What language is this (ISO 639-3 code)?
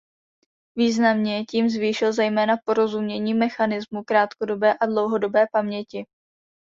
ces